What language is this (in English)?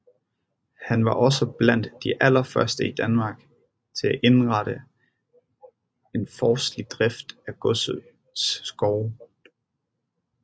Danish